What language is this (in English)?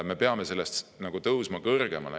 Estonian